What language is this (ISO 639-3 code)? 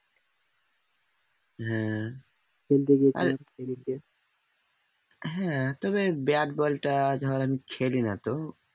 ben